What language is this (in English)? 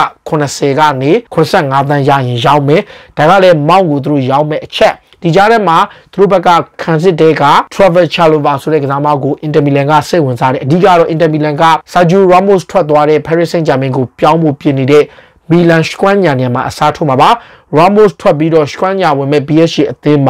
Romanian